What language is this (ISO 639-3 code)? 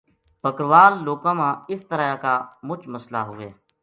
gju